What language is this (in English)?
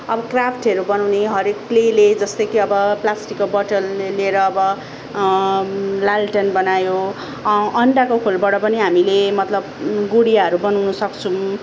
Nepali